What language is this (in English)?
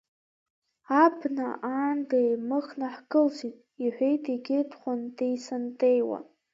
Abkhazian